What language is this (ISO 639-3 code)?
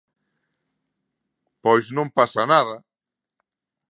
glg